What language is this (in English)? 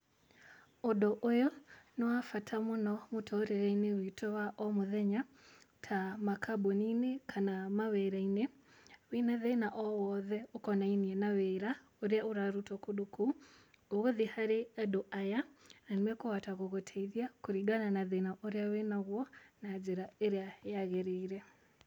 Kikuyu